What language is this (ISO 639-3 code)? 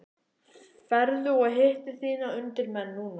isl